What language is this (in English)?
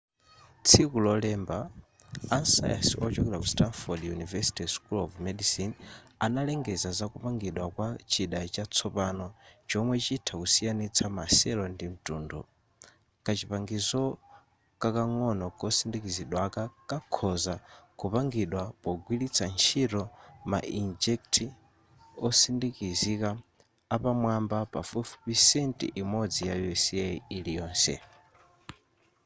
Nyanja